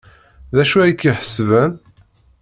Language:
Kabyle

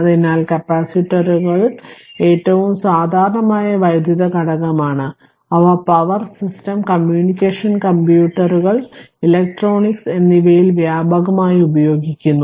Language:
Malayalam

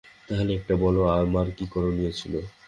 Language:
Bangla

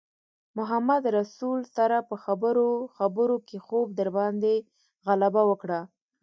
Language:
Pashto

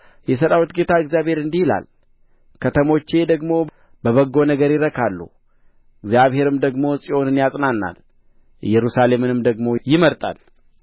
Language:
Amharic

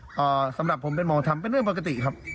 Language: Thai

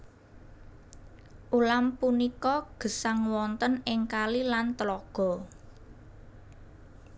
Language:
Javanese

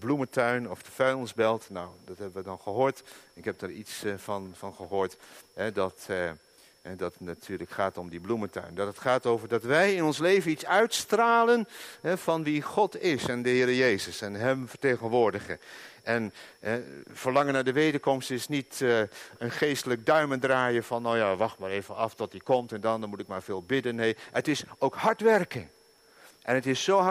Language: Dutch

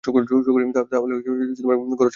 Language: Bangla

